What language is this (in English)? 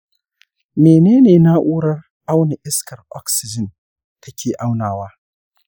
Hausa